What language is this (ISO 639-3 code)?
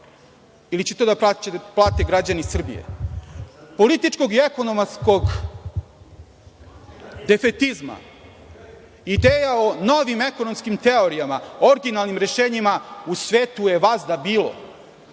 srp